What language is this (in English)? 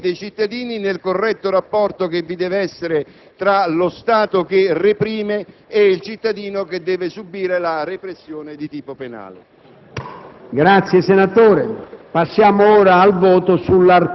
Italian